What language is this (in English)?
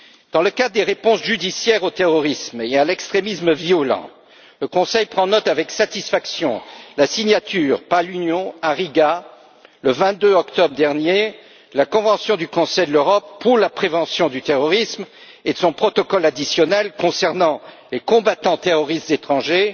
French